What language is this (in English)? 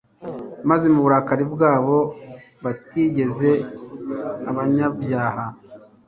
Kinyarwanda